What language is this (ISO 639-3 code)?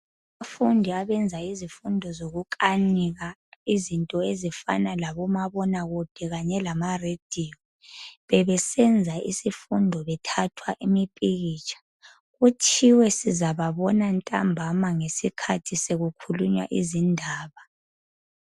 nde